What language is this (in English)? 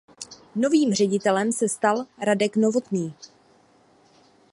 Czech